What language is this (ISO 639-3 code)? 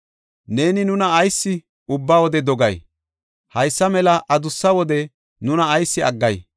gof